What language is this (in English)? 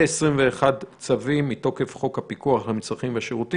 Hebrew